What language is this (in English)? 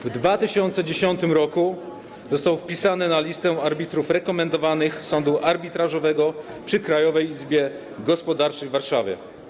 Polish